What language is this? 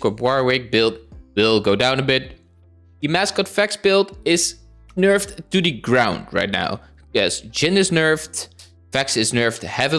English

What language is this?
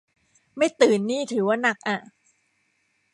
Thai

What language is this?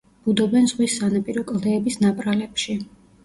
Georgian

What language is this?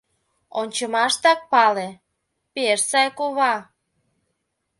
Mari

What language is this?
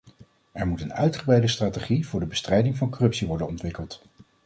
Dutch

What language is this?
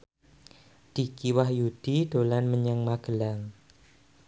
Javanese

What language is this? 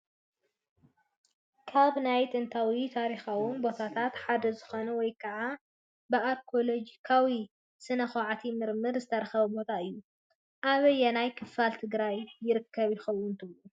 Tigrinya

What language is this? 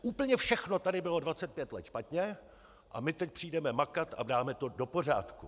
Czech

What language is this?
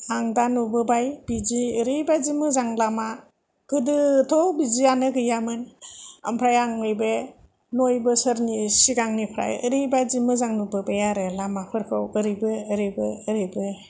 Bodo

